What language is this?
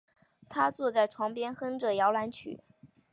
Chinese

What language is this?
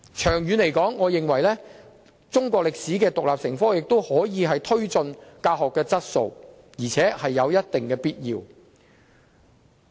Cantonese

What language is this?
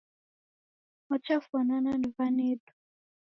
Taita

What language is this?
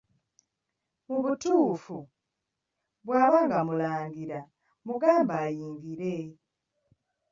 Ganda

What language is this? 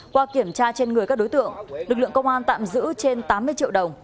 Vietnamese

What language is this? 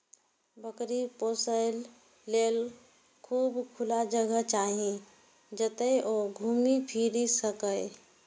Maithili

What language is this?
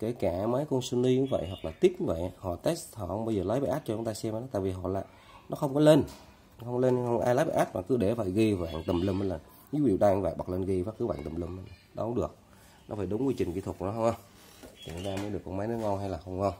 Vietnamese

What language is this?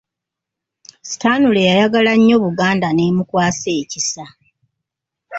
Ganda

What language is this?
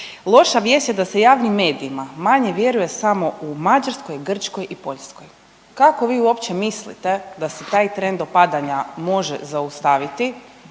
Croatian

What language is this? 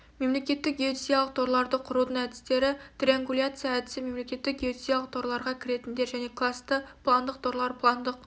Kazakh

